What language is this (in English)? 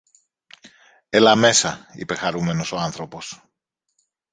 Greek